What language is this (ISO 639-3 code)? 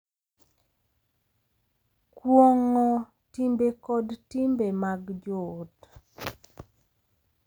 luo